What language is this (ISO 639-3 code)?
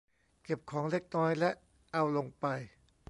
tha